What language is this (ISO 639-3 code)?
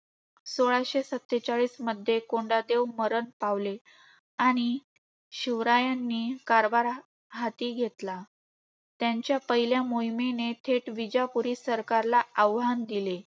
mar